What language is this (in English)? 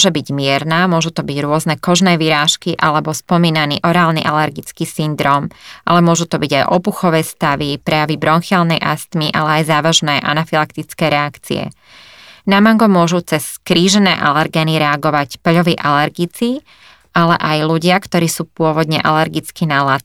Slovak